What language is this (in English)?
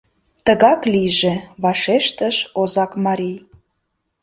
Mari